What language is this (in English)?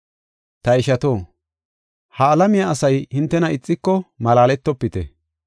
Gofa